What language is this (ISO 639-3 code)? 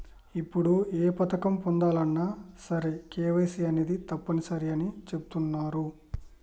tel